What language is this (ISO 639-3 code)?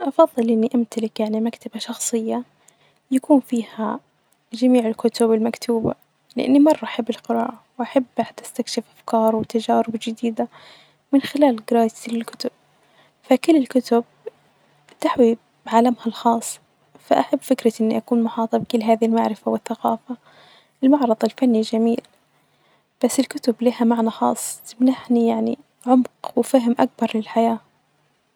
ars